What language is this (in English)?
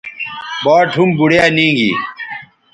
Bateri